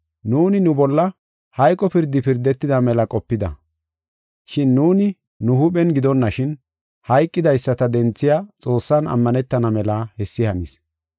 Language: Gofa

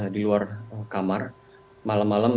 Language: Indonesian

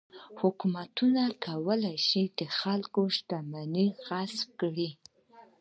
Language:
Pashto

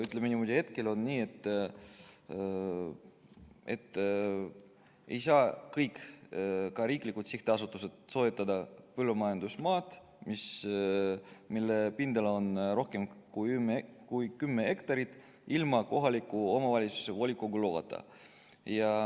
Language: Estonian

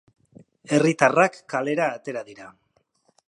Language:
Basque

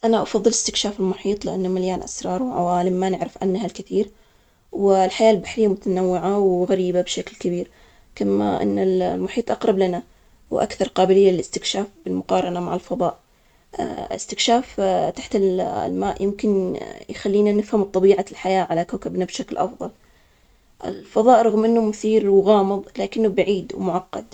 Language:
Omani Arabic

